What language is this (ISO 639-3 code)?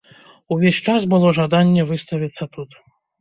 bel